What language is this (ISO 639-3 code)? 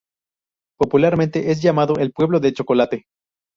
spa